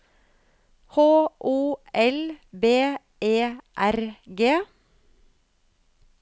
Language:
Norwegian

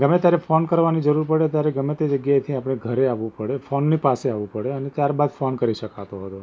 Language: Gujarati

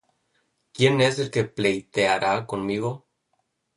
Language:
Spanish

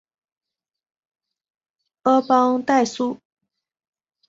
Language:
Chinese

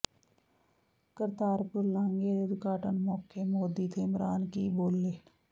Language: Punjabi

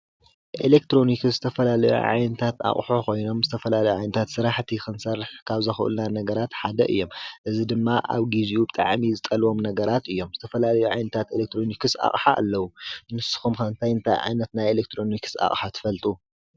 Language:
Tigrinya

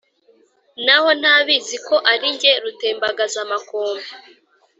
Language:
Kinyarwanda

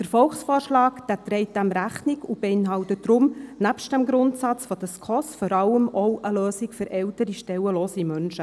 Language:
Swiss German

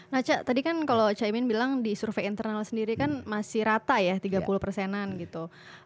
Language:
Indonesian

